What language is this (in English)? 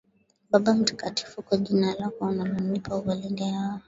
Swahili